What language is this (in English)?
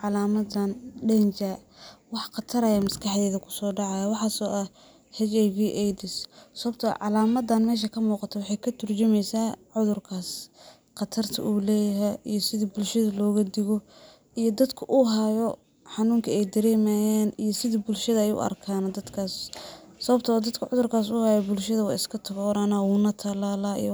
Somali